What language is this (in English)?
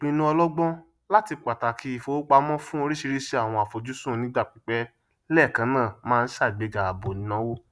Yoruba